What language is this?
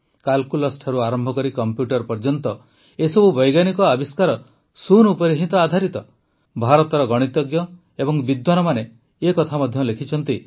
Odia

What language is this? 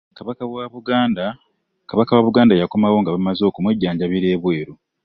Ganda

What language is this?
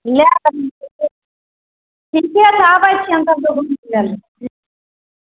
Maithili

